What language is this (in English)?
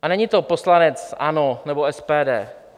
Czech